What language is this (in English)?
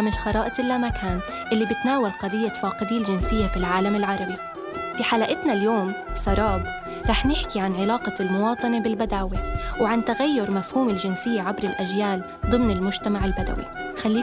Arabic